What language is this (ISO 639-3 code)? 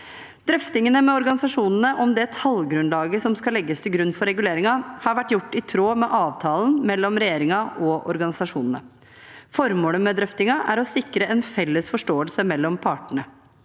nor